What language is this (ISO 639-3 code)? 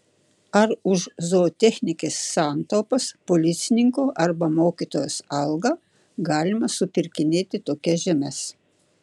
lit